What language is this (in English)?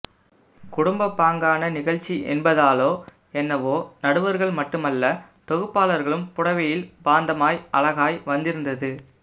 Tamil